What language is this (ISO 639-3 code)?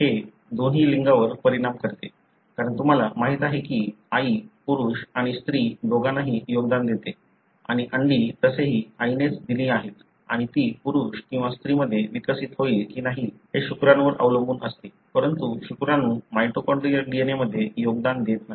mar